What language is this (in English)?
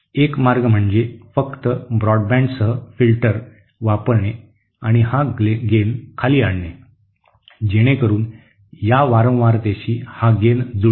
Marathi